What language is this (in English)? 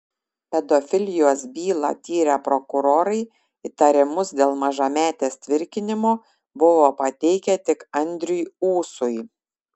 Lithuanian